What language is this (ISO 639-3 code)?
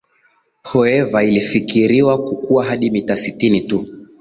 swa